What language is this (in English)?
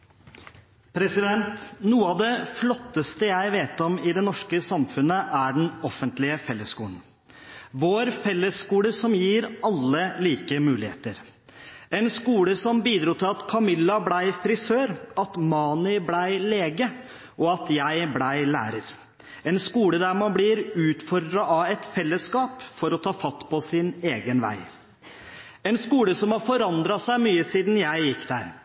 Norwegian